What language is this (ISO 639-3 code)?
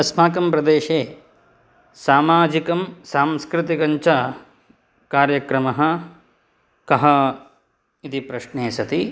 san